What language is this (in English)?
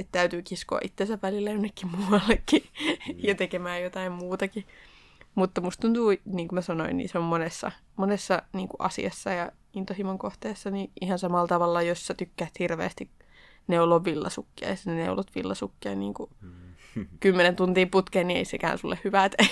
Finnish